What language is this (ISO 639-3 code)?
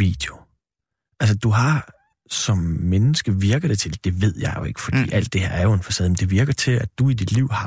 dan